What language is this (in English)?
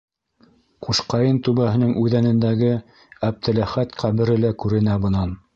Bashkir